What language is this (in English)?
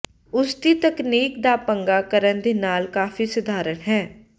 Punjabi